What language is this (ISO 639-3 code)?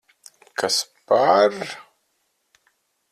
lav